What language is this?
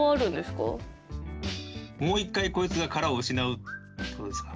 Japanese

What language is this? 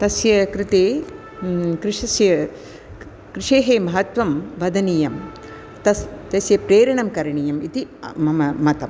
Sanskrit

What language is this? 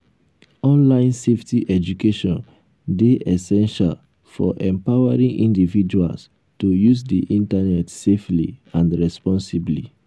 Nigerian Pidgin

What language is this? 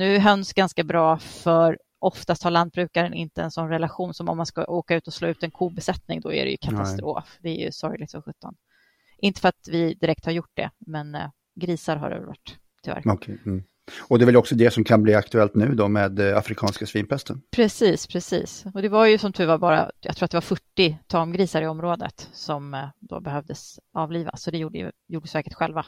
Swedish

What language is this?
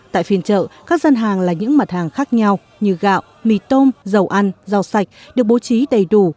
Vietnamese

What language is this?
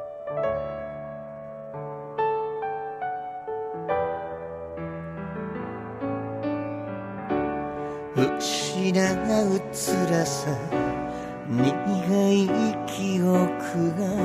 Japanese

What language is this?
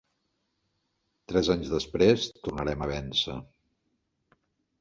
Catalan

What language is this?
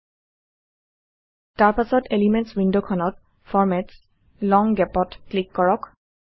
Assamese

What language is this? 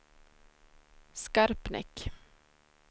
Swedish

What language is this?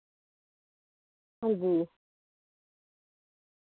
Dogri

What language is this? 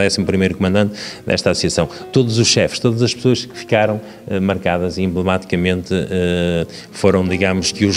Portuguese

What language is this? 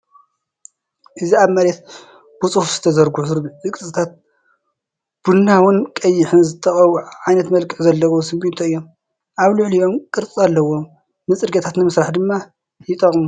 Tigrinya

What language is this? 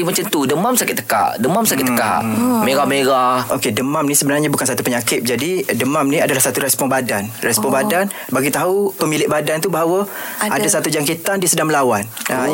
Malay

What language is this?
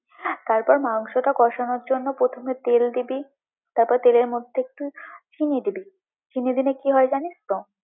Bangla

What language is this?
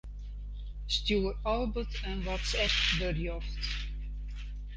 Western Frisian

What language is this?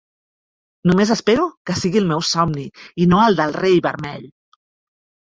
Catalan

